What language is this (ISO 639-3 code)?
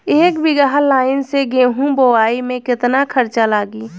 bho